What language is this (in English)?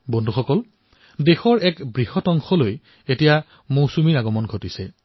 Assamese